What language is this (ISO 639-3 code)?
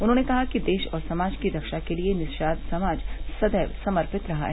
hin